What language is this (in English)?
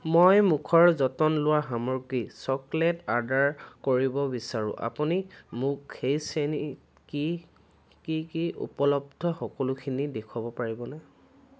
Assamese